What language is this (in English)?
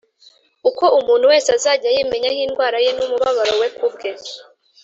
Kinyarwanda